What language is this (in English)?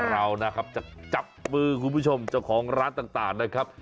Thai